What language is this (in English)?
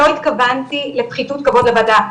Hebrew